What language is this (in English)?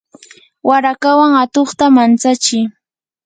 Yanahuanca Pasco Quechua